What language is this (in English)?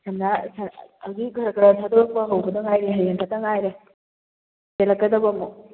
Manipuri